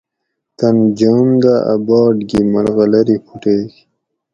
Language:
Gawri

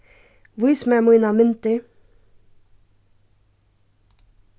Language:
Faroese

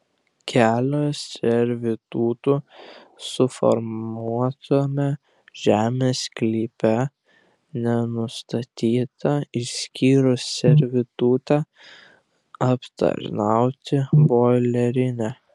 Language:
Lithuanian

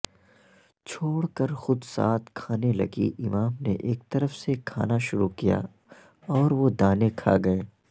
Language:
Urdu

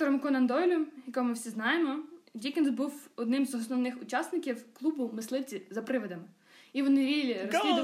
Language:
Ukrainian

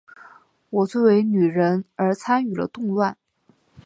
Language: Chinese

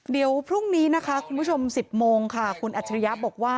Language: Thai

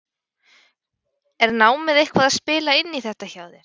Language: Icelandic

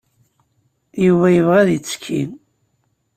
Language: Kabyle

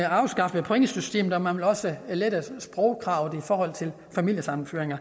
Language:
Danish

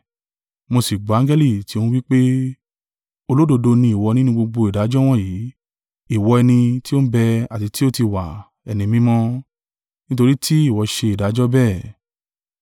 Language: Yoruba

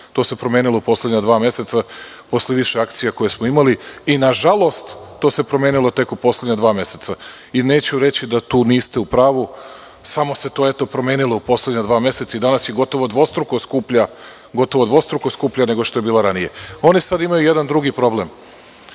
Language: Serbian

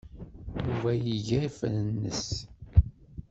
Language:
Kabyle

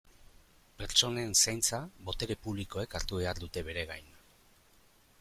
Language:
Basque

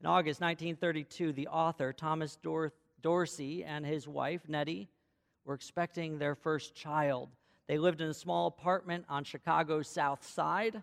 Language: English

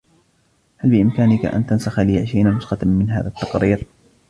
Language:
Arabic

